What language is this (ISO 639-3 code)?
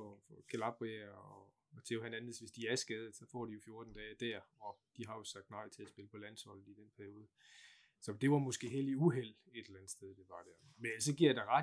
dan